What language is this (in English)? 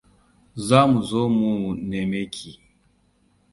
Hausa